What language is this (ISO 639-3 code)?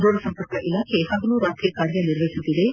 kan